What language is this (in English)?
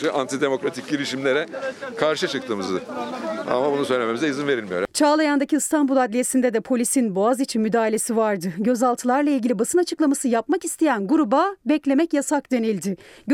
Turkish